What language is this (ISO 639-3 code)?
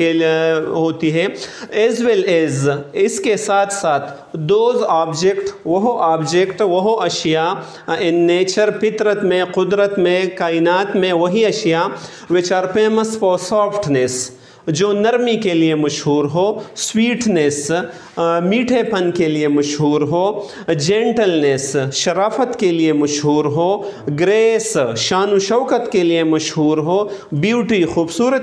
ita